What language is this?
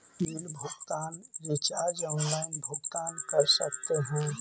Magahi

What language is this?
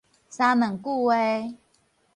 Min Nan Chinese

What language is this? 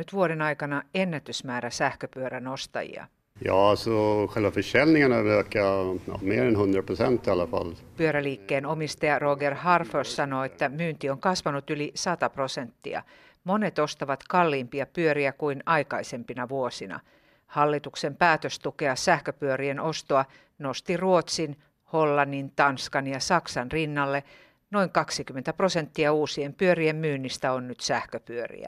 Finnish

